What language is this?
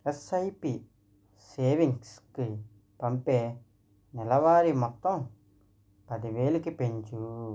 Telugu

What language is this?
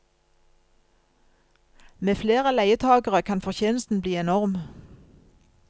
Norwegian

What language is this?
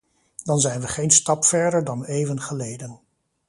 Dutch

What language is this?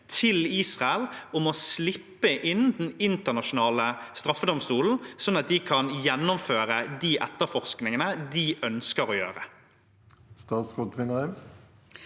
Norwegian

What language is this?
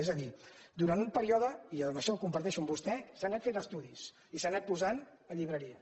Catalan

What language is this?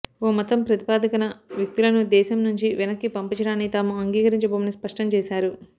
Telugu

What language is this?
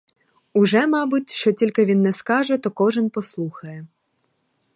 Ukrainian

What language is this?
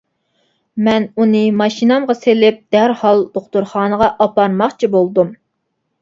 Uyghur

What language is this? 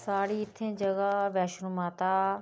Dogri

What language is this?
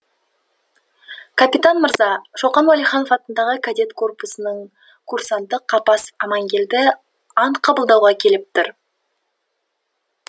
Kazakh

